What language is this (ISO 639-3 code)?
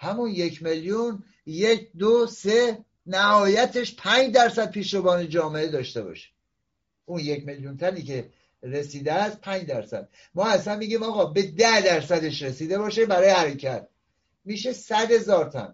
fas